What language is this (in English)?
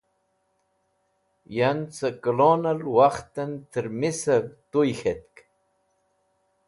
Wakhi